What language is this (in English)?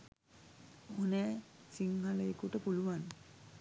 Sinhala